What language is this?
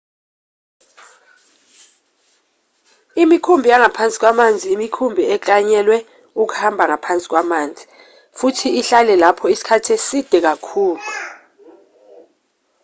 Zulu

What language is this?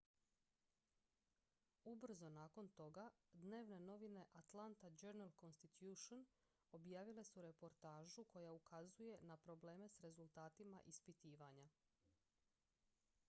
Croatian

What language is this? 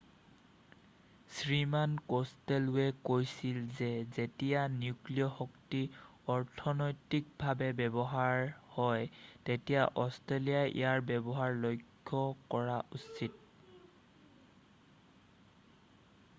Assamese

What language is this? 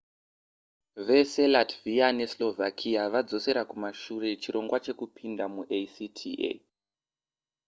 Shona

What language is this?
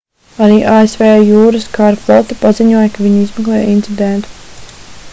Latvian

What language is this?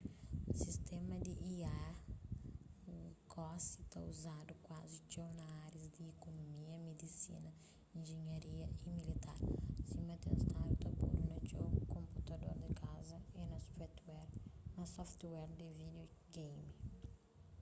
Kabuverdianu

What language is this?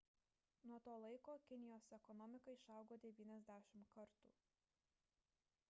Lithuanian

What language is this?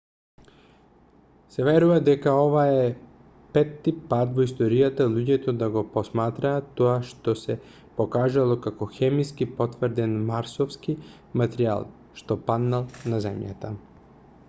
Macedonian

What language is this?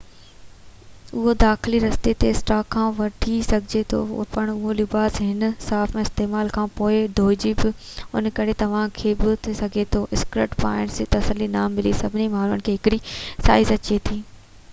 Sindhi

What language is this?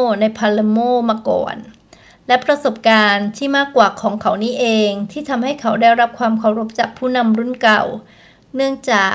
Thai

